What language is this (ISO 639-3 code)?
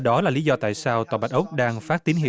vie